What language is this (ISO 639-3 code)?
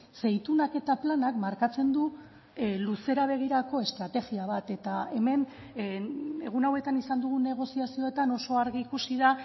eus